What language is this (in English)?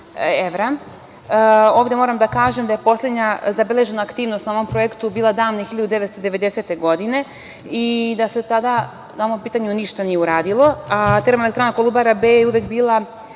Serbian